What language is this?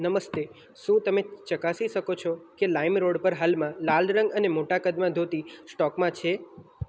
Gujarati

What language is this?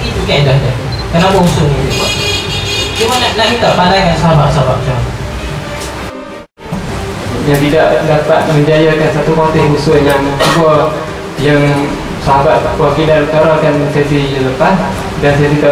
Malay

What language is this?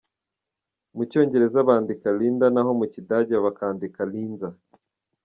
Kinyarwanda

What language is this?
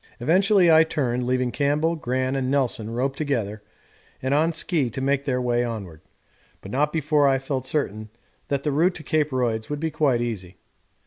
English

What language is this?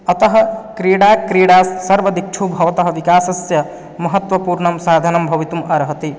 Sanskrit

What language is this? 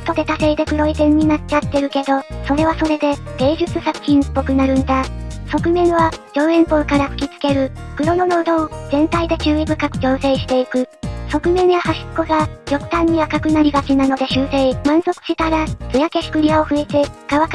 Japanese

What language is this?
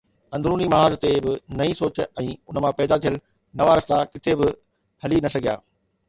Sindhi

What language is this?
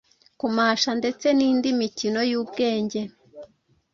Kinyarwanda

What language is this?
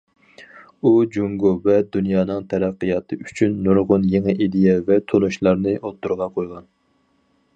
Uyghur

